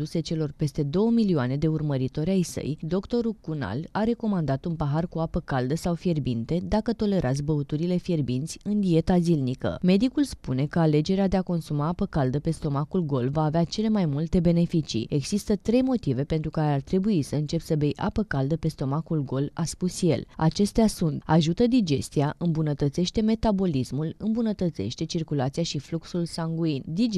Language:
Romanian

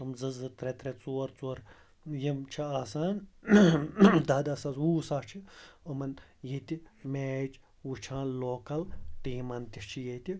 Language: Kashmiri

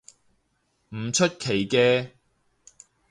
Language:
Cantonese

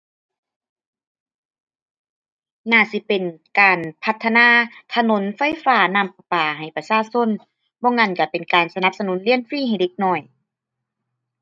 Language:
Thai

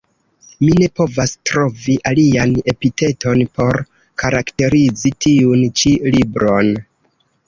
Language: Esperanto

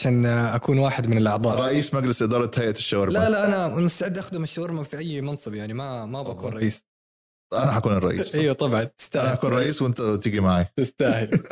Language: Arabic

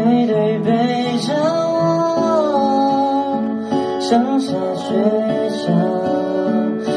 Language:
Chinese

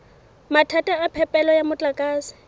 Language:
Southern Sotho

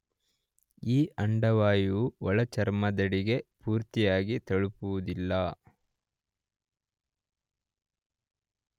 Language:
Kannada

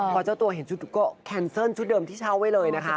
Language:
Thai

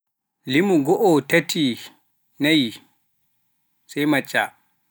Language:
Pular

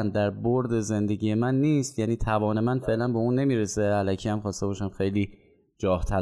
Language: Persian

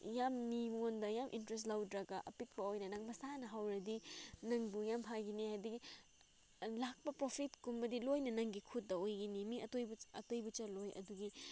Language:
Manipuri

